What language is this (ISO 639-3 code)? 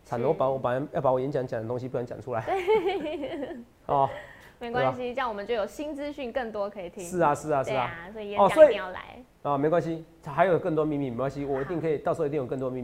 zho